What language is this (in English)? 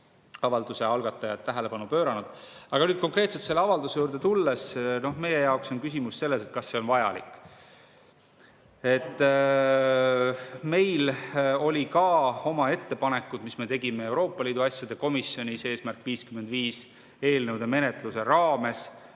Estonian